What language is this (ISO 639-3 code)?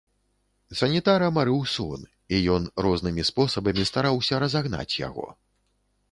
bel